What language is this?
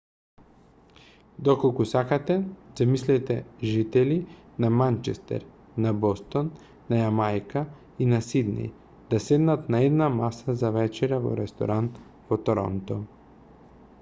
Macedonian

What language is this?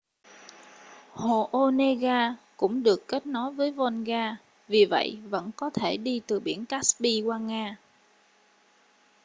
Vietnamese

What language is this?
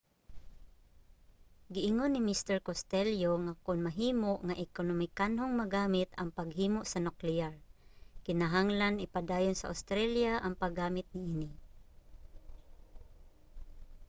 Cebuano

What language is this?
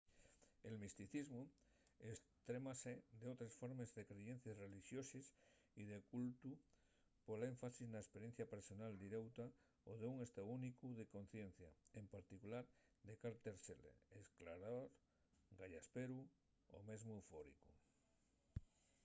Asturian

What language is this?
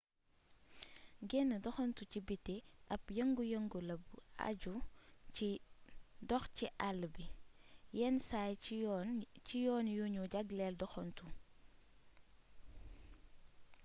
Wolof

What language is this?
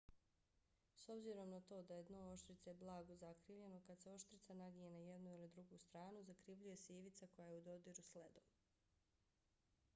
Bosnian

